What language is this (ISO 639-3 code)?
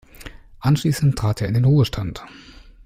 deu